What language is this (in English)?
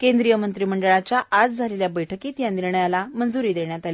Marathi